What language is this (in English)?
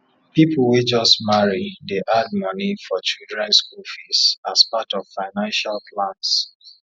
Nigerian Pidgin